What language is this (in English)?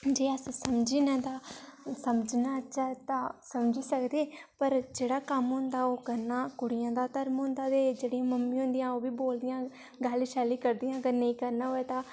Dogri